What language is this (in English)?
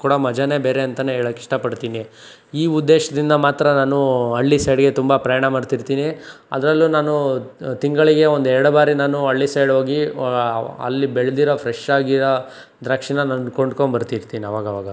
Kannada